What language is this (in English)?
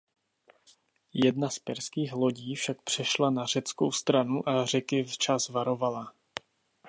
Czech